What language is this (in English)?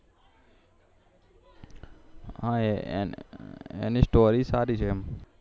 Gujarati